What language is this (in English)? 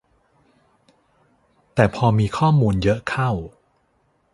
Thai